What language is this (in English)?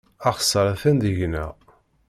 Kabyle